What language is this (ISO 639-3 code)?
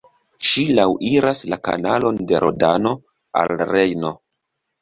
epo